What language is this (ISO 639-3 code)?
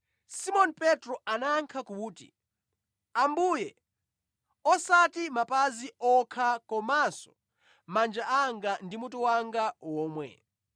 nya